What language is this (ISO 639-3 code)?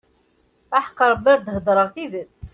kab